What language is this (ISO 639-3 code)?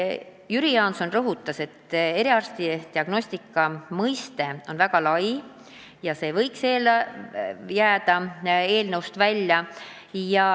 est